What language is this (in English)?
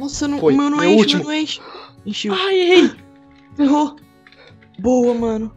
Portuguese